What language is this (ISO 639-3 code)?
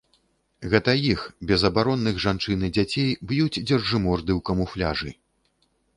bel